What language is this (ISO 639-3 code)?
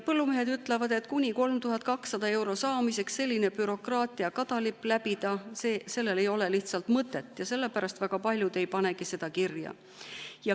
est